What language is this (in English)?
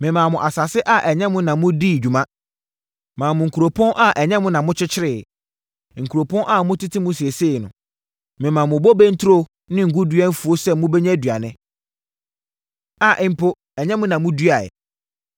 Akan